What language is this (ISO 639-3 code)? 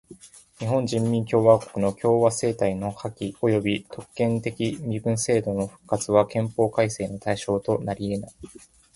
jpn